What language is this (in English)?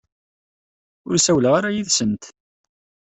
Kabyle